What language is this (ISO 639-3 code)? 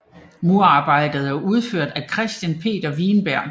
dan